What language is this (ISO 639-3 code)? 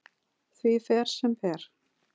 isl